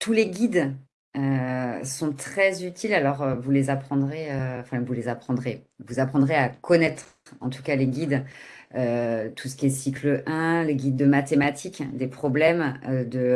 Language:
French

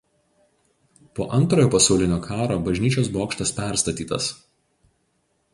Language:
Lithuanian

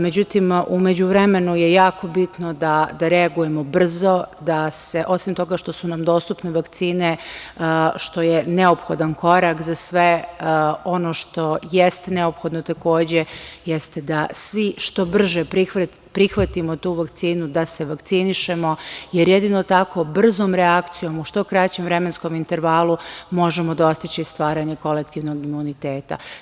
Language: Serbian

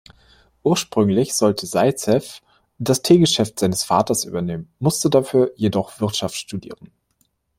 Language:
German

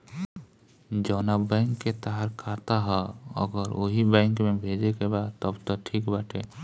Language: Bhojpuri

